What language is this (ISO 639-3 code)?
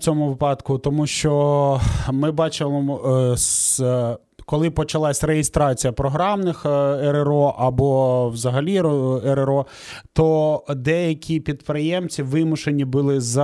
ukr